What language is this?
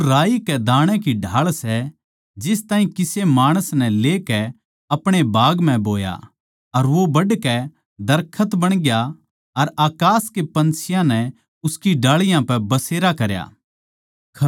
Haryanvi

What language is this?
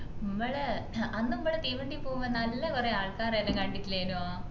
Malayalam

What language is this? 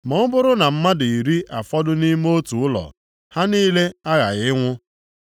Igbo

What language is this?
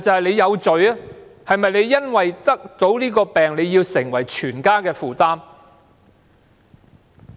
Cantonese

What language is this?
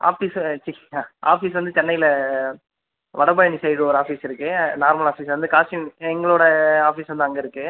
Tamil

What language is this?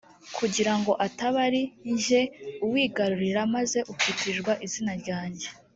Kinyarwanda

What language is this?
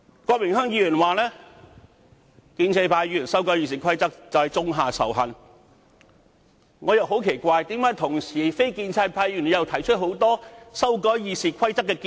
Cantonese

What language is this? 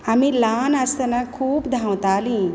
Konkani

